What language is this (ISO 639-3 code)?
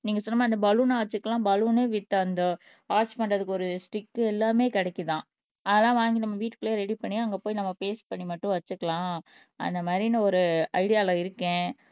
tam